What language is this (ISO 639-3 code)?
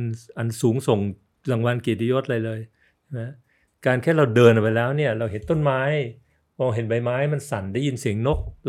tha